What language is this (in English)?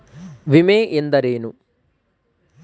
Kannada